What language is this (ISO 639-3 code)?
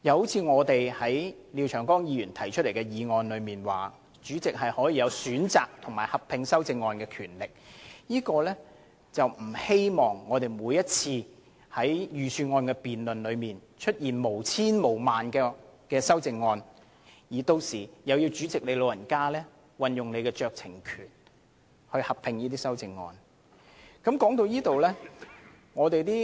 yue